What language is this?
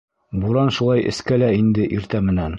Bashkir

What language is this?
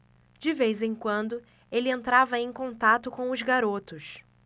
Portuguese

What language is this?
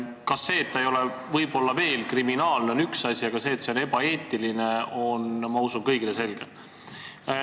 Estonian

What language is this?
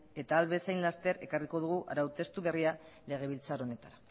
Basque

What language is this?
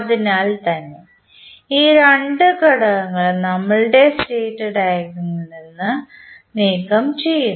Malayalam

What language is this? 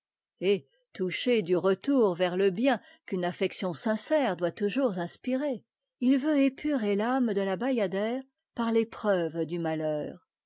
French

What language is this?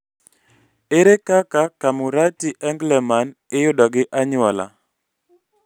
Luo (Kenya and Tanzania)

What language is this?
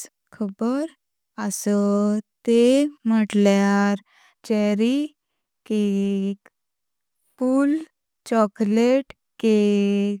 Konkani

